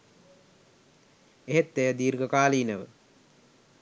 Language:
Sinhala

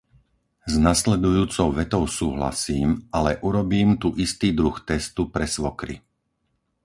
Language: Slovak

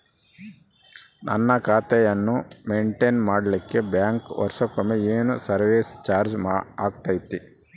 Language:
Kannada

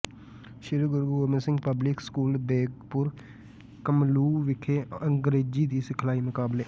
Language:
Punjabi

